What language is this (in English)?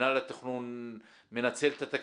Hebrew